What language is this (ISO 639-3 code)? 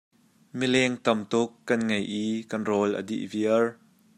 cnh